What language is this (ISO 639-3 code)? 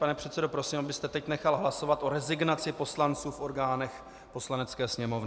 ces